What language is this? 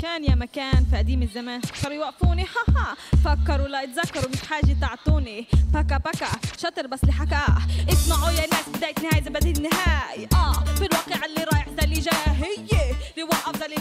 Arabic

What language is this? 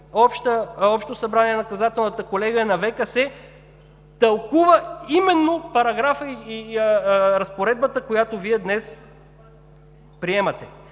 Bulgarian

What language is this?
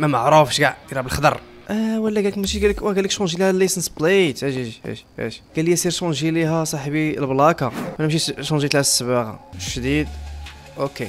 Arabic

